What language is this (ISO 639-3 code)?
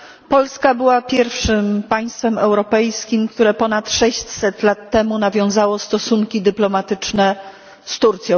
pol